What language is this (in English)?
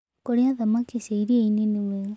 Kikuyu